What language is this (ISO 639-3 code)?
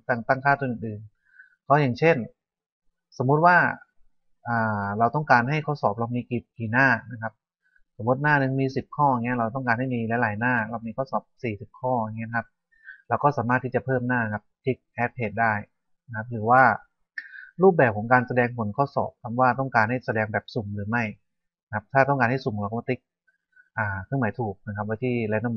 tha